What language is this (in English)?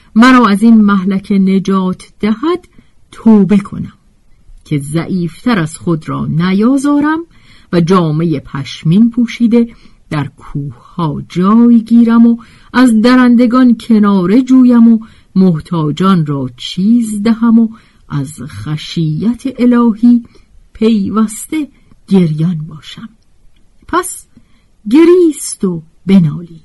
Persian